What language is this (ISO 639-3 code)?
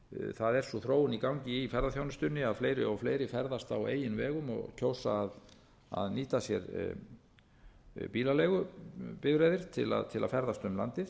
isl